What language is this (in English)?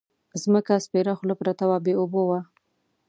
Pashto